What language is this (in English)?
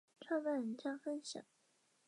Chinese